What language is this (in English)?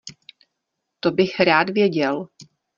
Czech